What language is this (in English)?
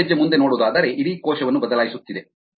Kannada